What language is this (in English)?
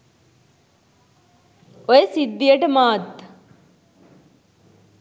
Sinhala